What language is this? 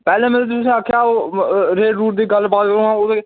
Dogri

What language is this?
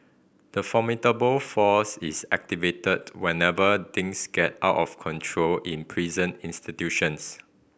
English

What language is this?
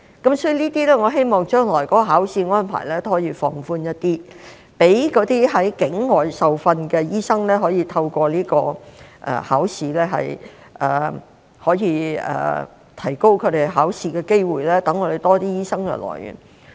Cantonese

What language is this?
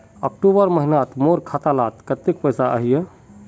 Magahi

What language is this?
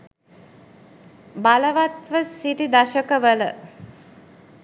Sinhala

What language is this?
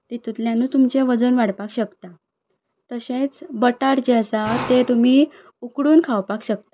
Konkani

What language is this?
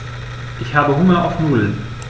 German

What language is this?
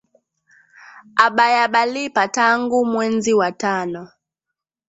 Swahili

